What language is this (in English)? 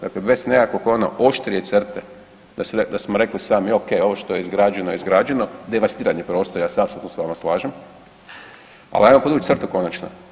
Croatian